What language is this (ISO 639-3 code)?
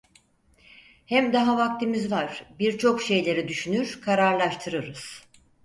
tur